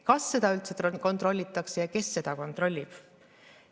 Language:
Estonian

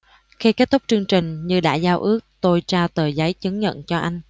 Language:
Vietnamese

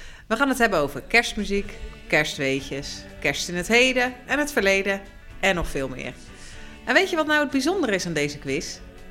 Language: Dutch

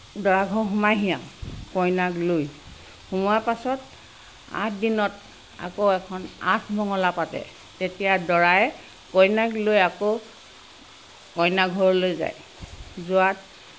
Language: Assamese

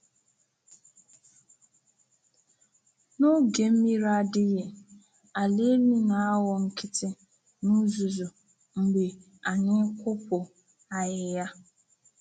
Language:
Igbo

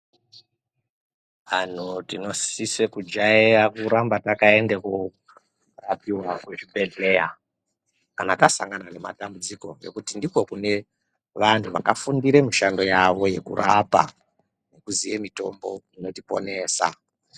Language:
Ndau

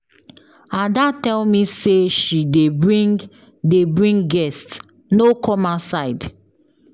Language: Nigerian Pidgin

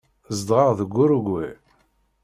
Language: Kabyle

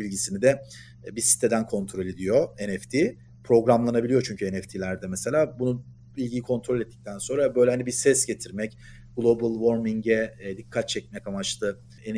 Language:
Turkish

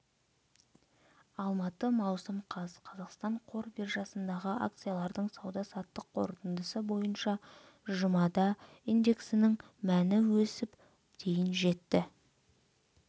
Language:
Kazakh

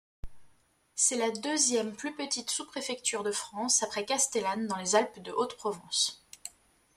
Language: French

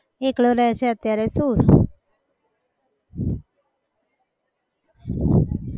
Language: Gujarati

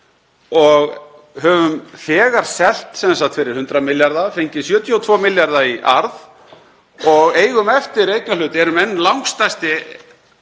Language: Icelandic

